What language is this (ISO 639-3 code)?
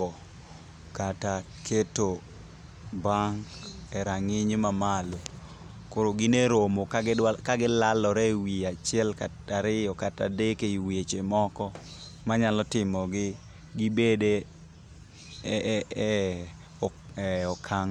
luo